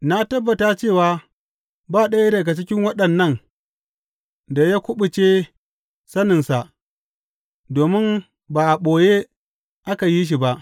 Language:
Hausa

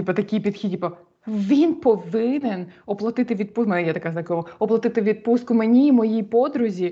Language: Ukrainian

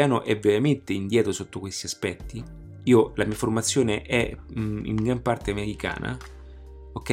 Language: Italian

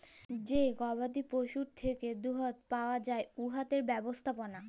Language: Bangla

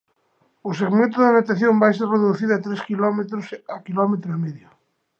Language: Galician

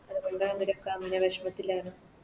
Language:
Malayalam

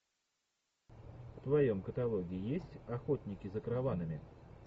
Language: Russian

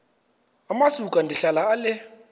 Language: Xhosa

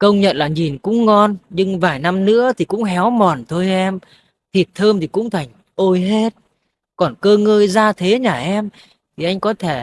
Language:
Vietnamese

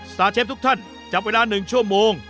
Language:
Thai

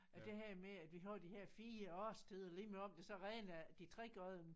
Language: Danish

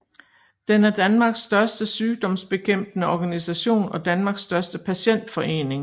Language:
Danish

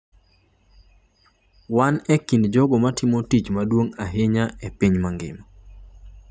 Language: Luo (Kenya and Tanzania)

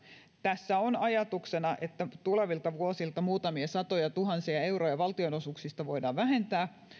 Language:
Finnish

